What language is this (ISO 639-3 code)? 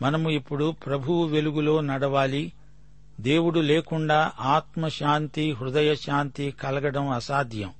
tel